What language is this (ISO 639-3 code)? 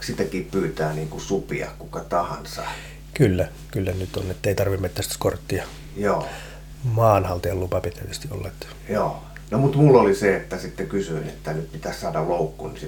fin